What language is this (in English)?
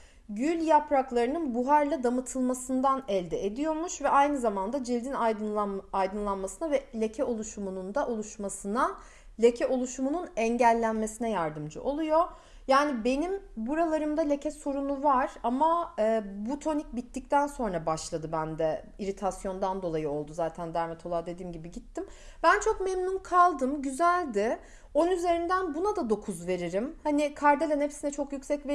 Turkish